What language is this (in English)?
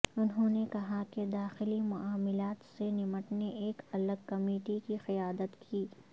Urdu